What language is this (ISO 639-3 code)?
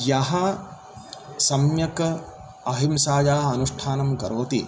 san